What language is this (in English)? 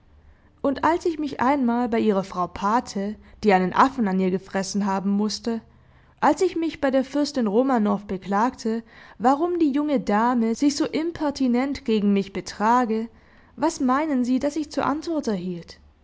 German